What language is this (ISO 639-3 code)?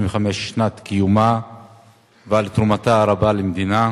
heb